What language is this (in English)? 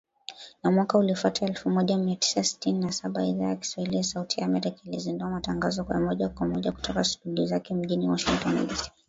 Swahili